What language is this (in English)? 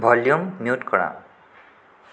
Assamese